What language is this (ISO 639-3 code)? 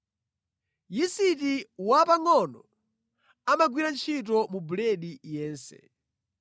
nya